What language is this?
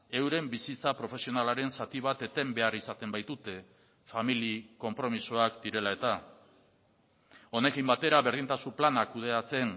Basque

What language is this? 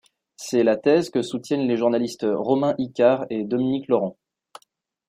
French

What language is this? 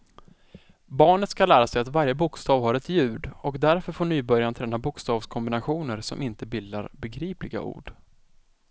Swedish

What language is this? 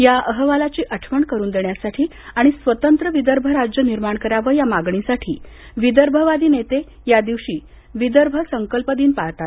Marathi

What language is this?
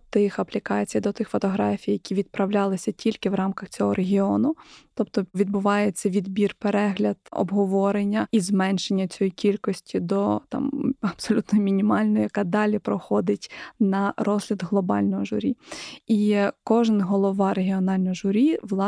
Ukrainian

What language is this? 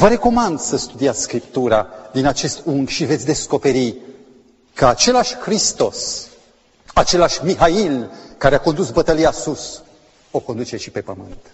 Romanian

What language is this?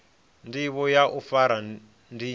Venda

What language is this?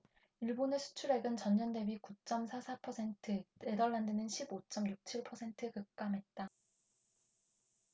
Korean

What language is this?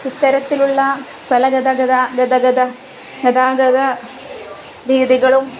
Malayalam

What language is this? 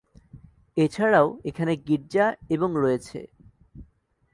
Bangla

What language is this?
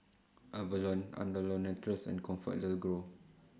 English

